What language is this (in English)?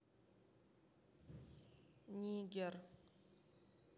Russian